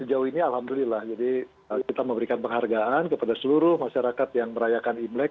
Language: Indonesian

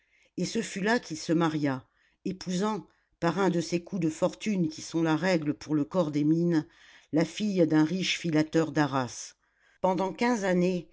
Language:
French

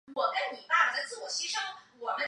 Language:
Chinese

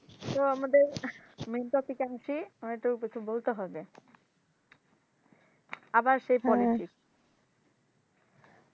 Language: Bangla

